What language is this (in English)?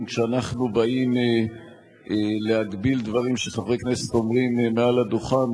Hebrew